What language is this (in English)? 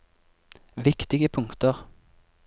Norwegian